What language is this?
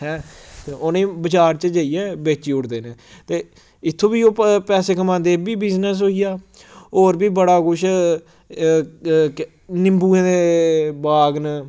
Dogri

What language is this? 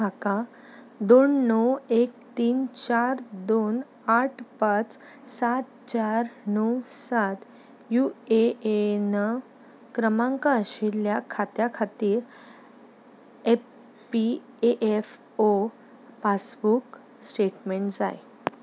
Konkani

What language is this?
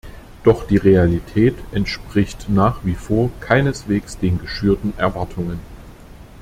German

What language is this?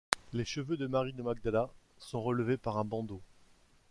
French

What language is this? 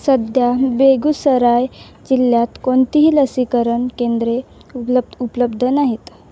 Marathi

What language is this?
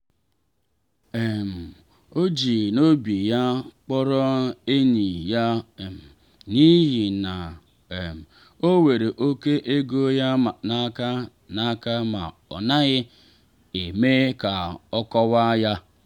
Igbo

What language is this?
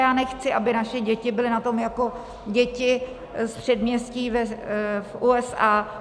Czech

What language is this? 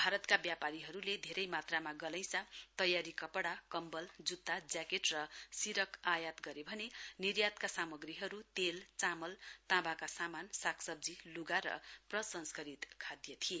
Nepali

